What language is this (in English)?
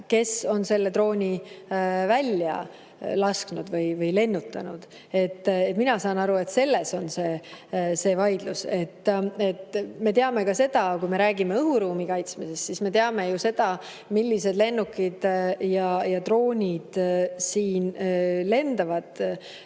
Estonian